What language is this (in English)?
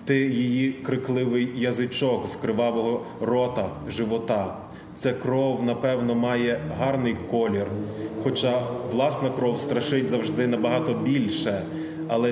Ukrainian